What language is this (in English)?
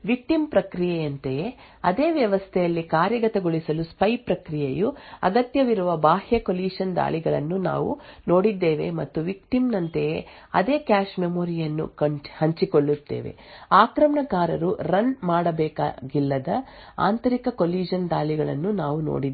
Kannada